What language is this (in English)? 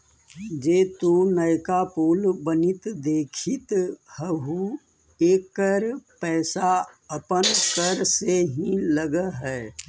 Magahi